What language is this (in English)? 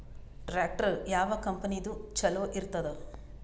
Kannada